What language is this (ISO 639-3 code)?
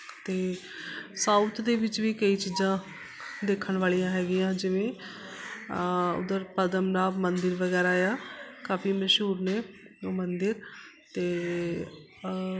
pan